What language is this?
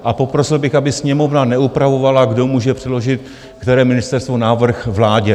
Czech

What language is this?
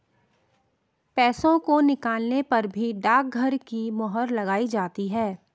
Hindi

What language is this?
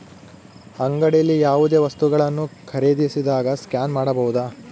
Kannada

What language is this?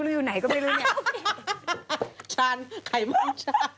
Thai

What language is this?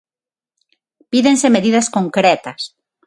Galician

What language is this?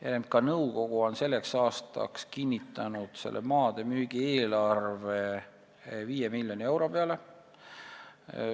Estonian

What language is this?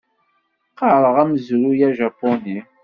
Kabyle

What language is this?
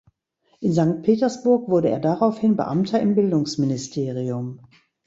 German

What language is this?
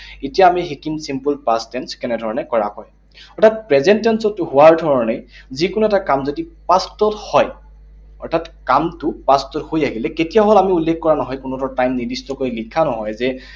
Assamese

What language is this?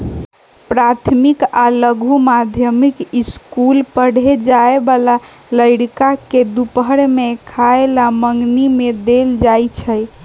Magahi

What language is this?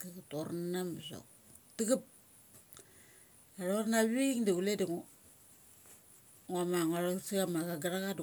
Mali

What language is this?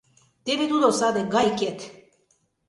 Mari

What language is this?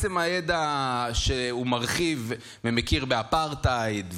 Hebrew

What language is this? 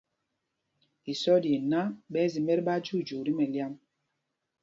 Mpumpong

